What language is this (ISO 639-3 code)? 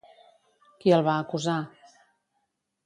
cat